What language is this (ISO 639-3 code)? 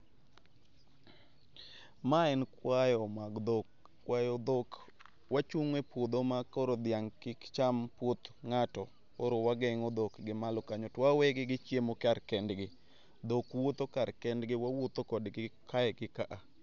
luo